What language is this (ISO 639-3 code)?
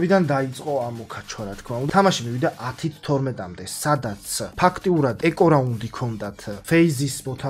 ron